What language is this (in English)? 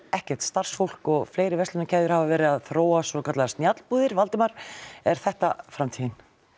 Icelandic